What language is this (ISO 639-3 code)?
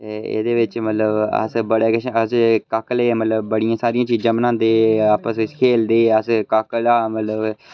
doi